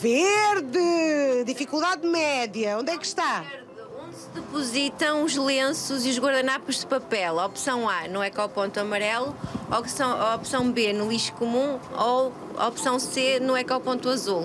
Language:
Portuguese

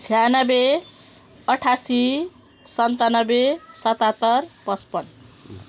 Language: Nepali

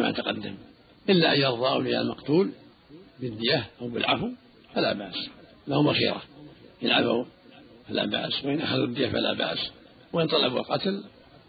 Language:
Arabic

